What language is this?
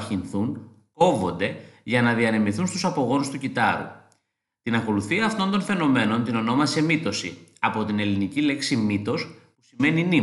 Greek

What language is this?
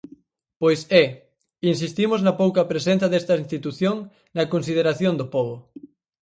Galician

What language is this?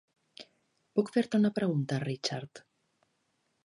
Catalan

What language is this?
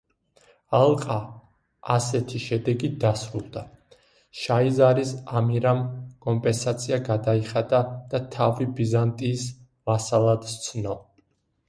Georgian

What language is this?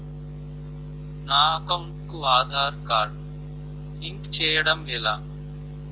Telugu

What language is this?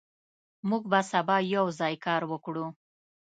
Pashto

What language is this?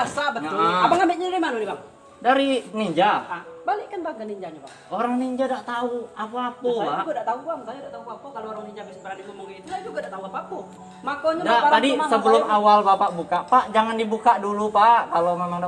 Indonesian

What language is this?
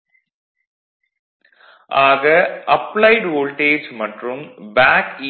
Tamil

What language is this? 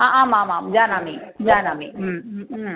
Sanskrit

